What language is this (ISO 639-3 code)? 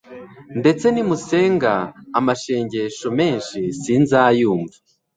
kin